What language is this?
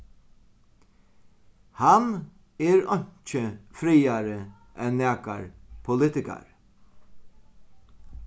Faroese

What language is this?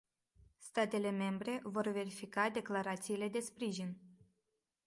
Romanian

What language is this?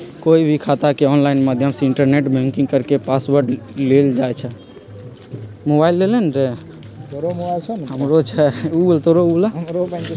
Magahi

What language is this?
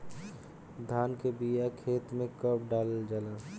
Bhojpuri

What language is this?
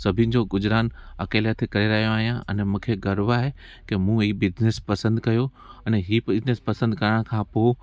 Sindhi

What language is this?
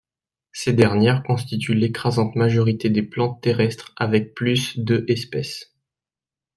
French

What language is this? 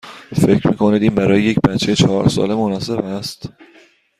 Persian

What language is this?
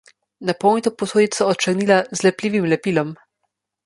Slovenian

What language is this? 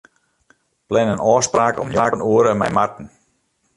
Western Frisian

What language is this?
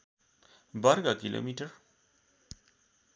Nepali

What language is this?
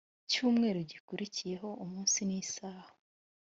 Kinyarwanda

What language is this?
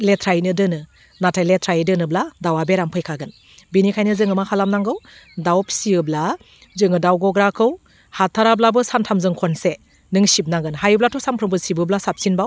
Bodo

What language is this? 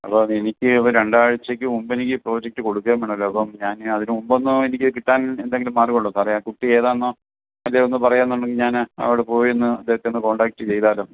Malayalam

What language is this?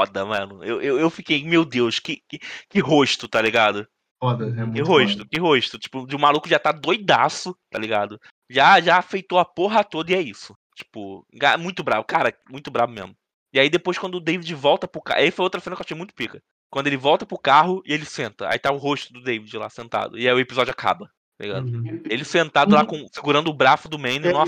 Portuguese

